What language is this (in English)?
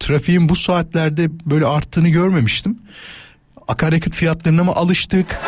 Turkish